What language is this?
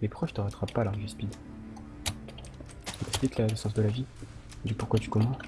French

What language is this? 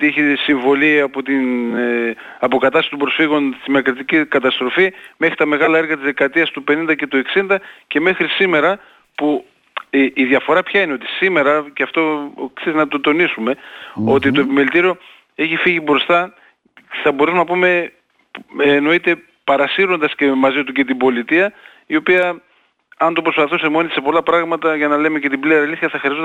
Greek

